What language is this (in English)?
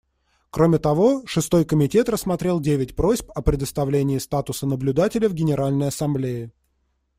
Russian